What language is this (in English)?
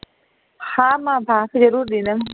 Sindhi